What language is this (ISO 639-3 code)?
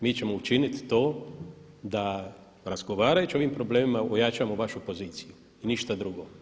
hrv